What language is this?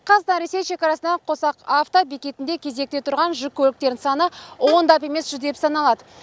Kazakh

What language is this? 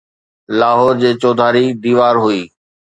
Sindhi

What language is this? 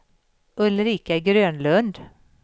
Swedish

